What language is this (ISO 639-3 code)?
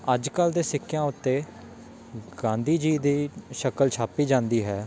pan